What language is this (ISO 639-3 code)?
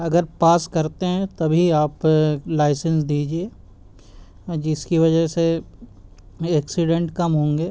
urd